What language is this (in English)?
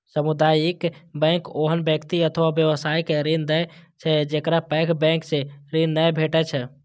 Maithili